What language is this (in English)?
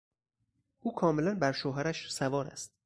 Persian